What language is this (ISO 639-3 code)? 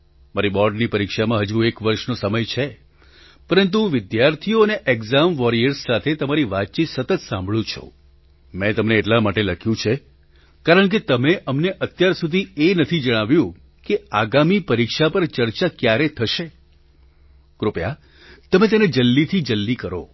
guj